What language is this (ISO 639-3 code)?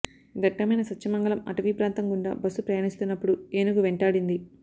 tel